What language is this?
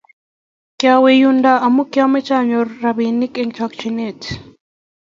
Kalenjin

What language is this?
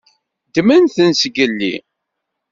Kabyle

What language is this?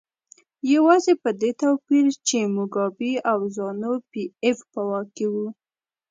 Pashto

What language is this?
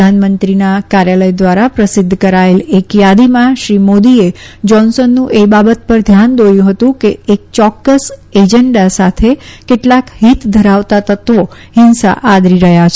Gujarati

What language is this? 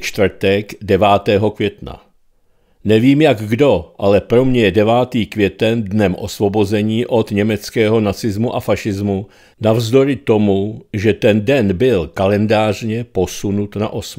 Czech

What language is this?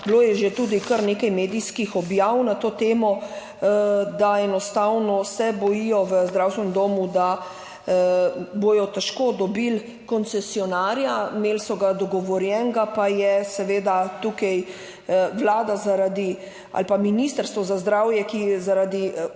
Slovenian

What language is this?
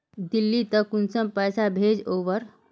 Magahi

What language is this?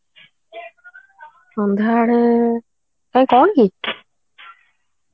Odia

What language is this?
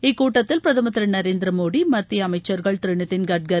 Tamil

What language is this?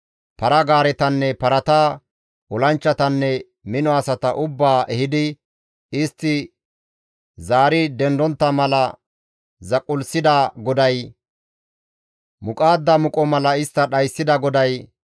Gamo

